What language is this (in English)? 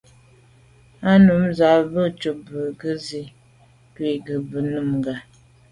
Medumba